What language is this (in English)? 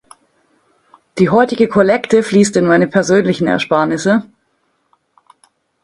German